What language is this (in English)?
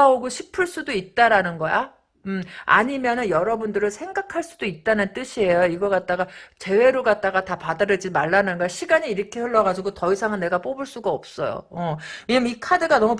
Korean